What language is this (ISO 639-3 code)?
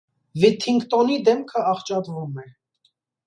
hye